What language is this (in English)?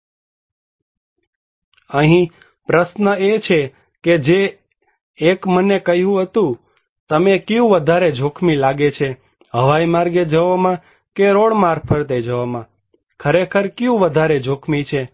Gujarati